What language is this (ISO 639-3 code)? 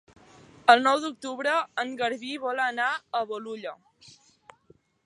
cat